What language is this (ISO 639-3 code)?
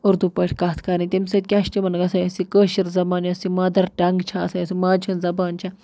kas